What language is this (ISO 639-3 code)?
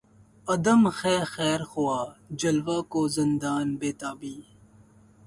urd